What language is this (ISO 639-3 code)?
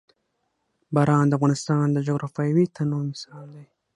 pus